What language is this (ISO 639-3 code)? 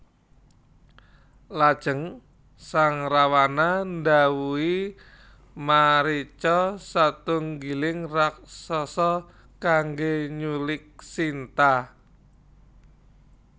jav